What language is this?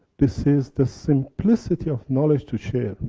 English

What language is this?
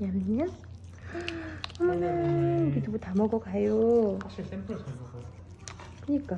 Korean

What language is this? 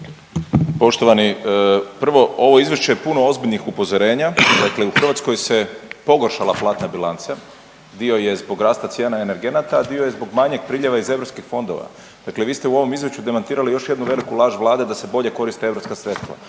Croatian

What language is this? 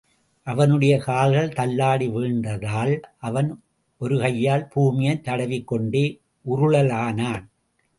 Tamil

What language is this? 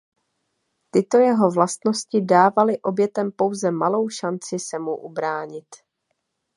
Czech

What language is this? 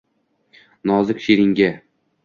Uzbek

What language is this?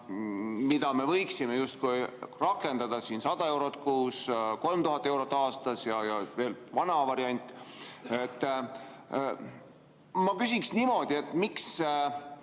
Estonian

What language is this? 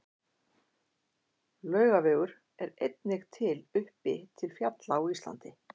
Icelandic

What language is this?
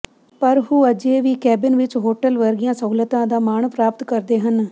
Punjabi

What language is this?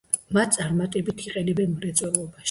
Georgian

